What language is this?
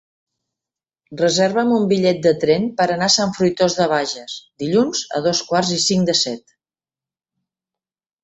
Catalan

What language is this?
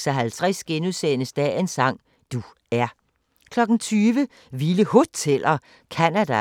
Danish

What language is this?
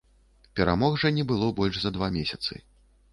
Belarusian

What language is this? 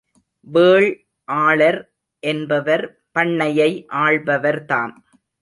Tamil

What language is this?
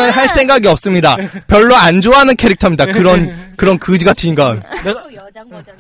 Korean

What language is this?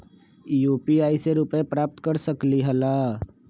Magahi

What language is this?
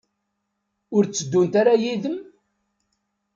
Kabyle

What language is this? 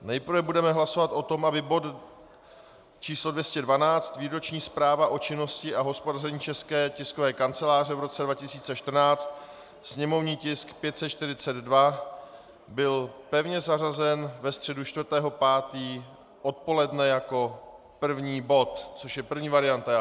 Czech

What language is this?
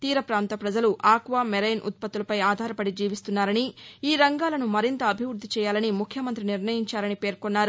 Telugu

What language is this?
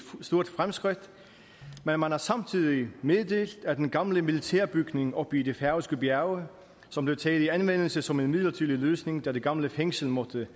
Danish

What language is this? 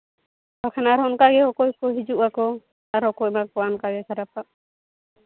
Santali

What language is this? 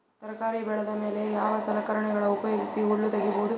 Kannada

